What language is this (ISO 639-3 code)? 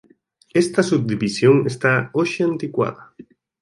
glg